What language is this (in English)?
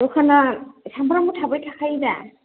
Bodo